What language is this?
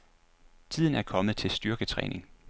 Danish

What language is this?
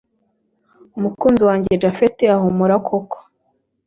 Kinyarwanda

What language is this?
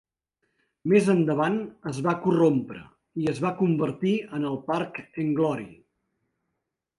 Catalan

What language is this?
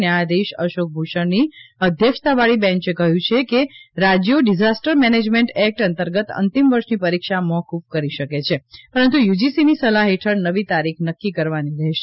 Gujarati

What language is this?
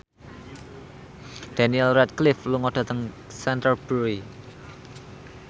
Javanese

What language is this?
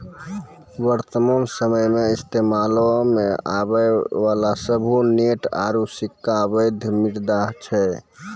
Maithili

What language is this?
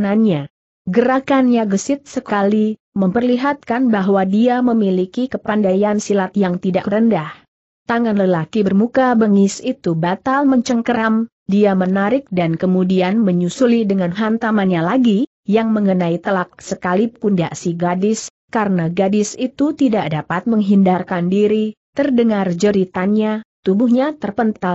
Indonesian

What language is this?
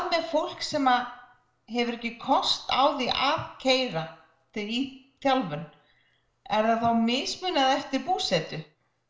Icelandic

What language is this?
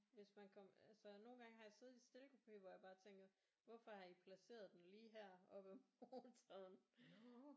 Danish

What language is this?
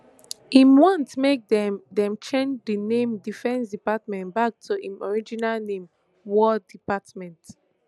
Nigerian Pidgin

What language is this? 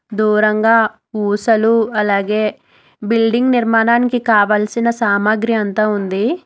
Telugu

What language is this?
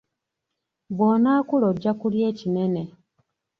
Ganda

